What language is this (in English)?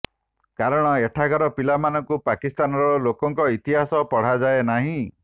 Odia